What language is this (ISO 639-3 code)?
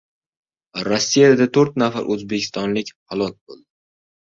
uzb